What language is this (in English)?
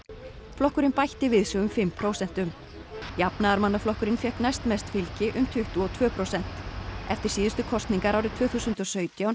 Icelandic